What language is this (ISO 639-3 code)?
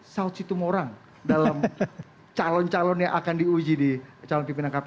ind